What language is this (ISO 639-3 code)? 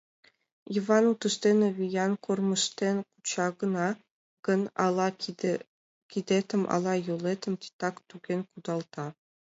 chm